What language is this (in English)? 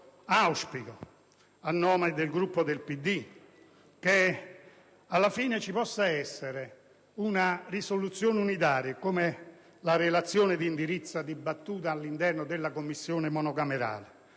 Italian